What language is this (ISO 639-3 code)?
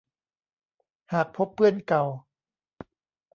tha